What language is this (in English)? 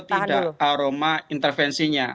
Indonesian